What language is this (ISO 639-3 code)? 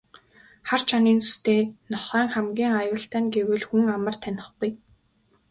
mon